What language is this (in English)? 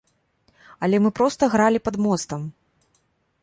Belarusian